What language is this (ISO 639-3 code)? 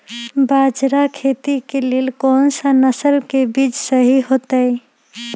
mag